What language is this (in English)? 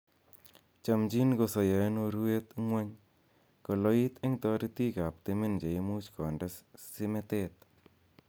Kalenjin